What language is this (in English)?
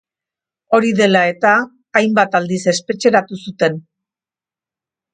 Basque